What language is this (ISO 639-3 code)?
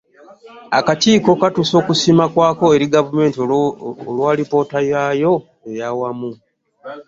lug